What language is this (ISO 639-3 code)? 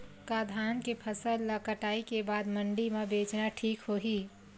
hne